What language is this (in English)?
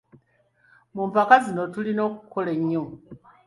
Ganda